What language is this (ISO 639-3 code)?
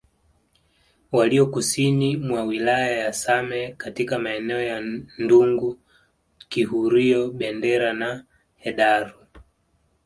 swa